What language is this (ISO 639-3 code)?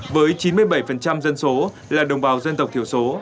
vie